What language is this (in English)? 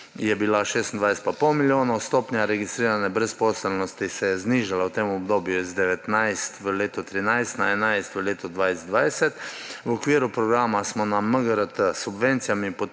Slovenian